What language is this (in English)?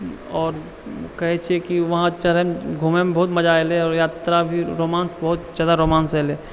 Maithili